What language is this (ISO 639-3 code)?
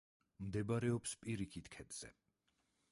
kat